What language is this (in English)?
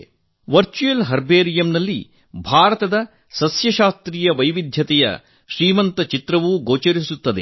Kannada